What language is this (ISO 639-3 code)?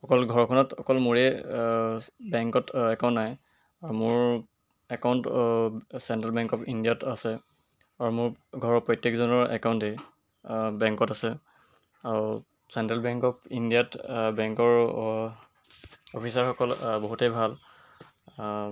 asm